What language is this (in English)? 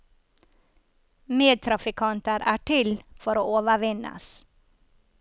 Norwegian